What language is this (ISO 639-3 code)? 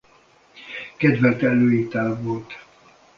hun